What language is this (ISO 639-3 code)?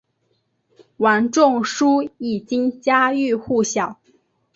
zho